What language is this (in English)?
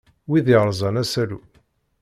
Kabyle